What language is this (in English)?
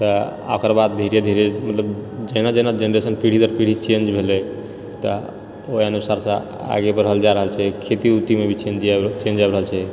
Maithili